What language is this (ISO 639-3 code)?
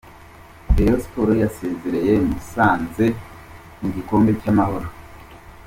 kin